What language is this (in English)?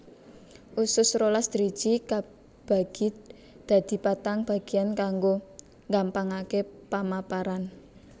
Javanese